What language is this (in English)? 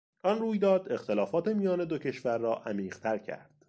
Persian